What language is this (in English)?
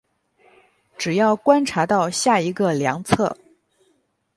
Chinese